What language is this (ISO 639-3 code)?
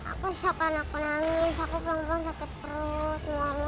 ind